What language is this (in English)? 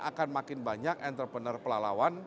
Indonesian